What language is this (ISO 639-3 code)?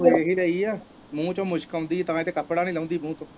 pan